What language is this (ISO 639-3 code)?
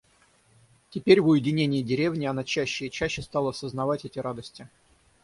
rus